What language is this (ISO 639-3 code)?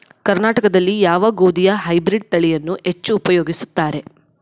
kan